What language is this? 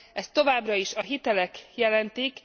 Hungarian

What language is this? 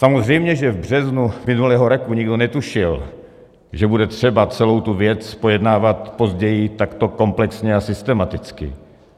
Czech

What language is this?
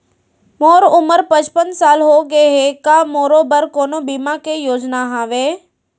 Chhattisgarhi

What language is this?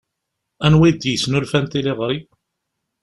Kabyle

